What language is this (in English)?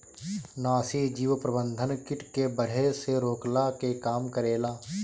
Bhojpuri